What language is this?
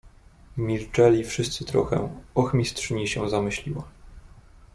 Polish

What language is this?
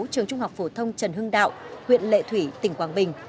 Vietnamese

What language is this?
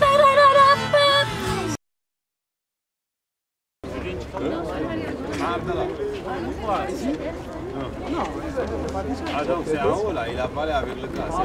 Dutch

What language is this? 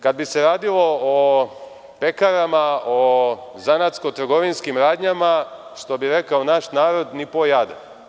Serbian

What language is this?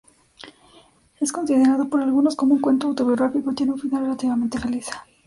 Spanish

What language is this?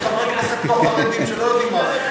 Hebrew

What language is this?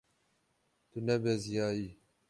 Kurdish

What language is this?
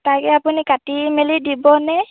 Assamese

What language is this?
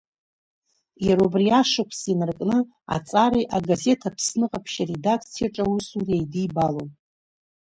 Abkhazian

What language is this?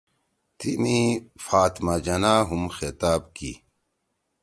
Torwali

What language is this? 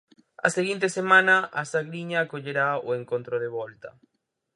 Galician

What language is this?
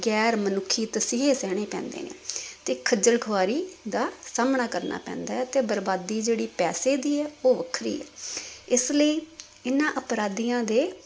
Punjabi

